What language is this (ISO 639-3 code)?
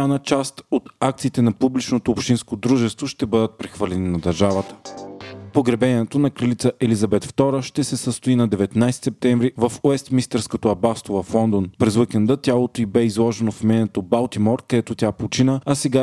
bul